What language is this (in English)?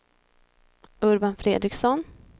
Swedish